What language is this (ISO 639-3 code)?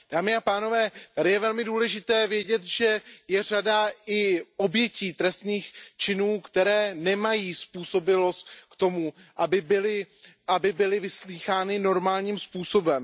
ces